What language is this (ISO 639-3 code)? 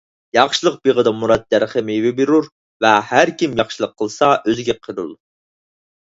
uig